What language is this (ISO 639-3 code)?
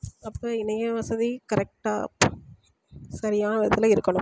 tam